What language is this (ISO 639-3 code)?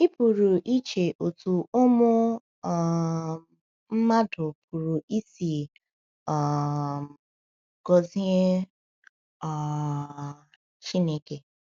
ibo